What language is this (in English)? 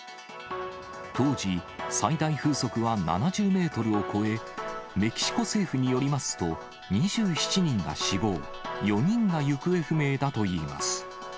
Japanese